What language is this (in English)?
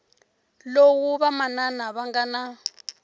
Tsonga